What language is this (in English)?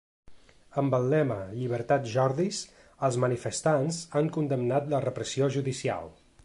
Catalan